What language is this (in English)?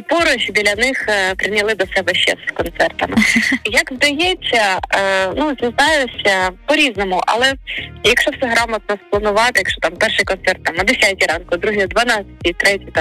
Ukrainian